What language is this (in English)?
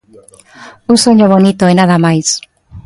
Galician